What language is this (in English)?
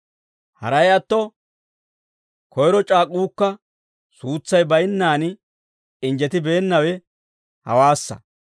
Dawro